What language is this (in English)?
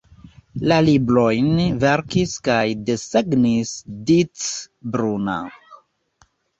Esperanto